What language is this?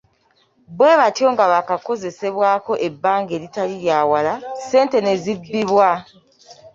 Ganda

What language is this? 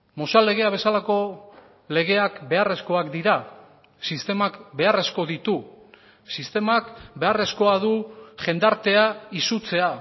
Basque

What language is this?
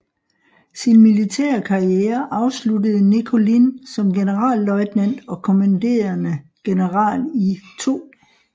Danish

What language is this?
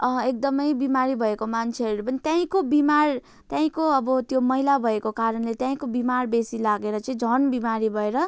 Nepali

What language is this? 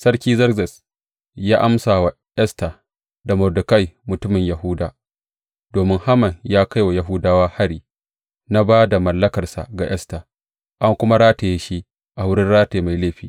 Hausa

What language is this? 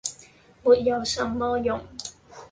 Cantonese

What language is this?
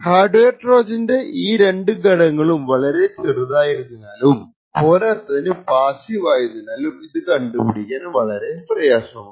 Malayalam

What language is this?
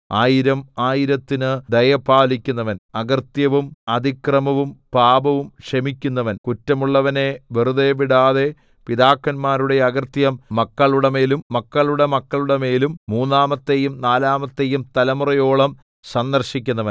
Malayalam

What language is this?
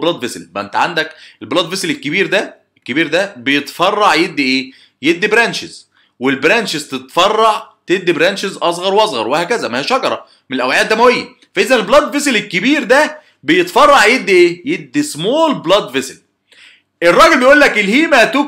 Arabic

